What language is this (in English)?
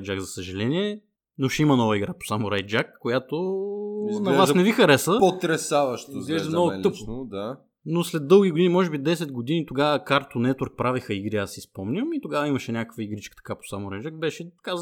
Bulgarian